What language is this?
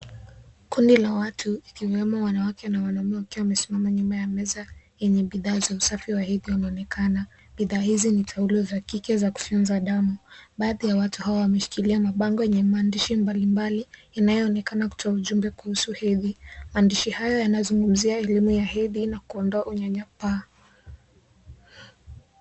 Swahili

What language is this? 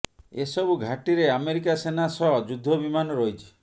Odia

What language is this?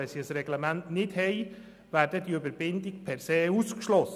Swiss German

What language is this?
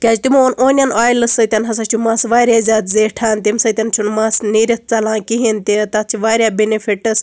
Kashmiri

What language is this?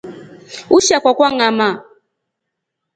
Rombo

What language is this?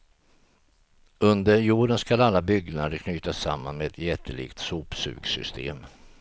Swedish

